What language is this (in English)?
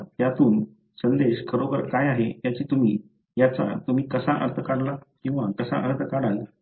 Marathi